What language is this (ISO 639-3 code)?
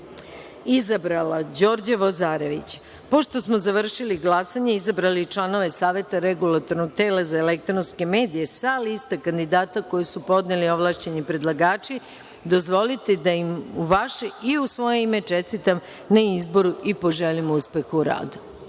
srp